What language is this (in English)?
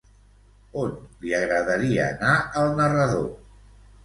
Catalan